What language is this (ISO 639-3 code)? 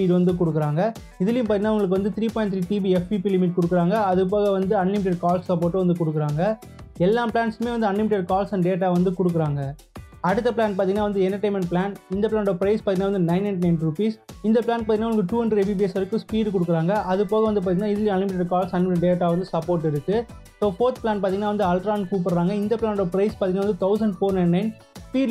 ind